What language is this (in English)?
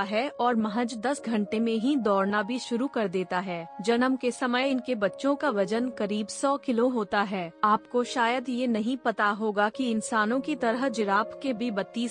Hindi